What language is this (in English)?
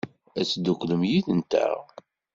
Kabyle